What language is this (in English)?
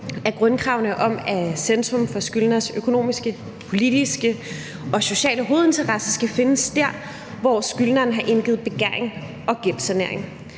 Danish